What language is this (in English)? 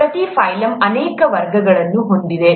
Kannada